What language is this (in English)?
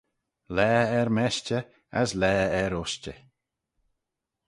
Manx